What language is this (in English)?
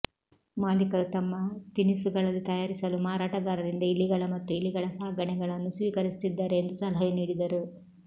Kannada